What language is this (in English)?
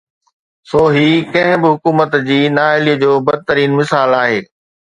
Sindhi